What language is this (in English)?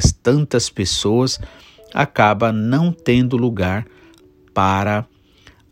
Portuguese